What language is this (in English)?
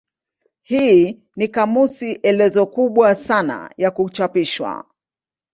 Swahili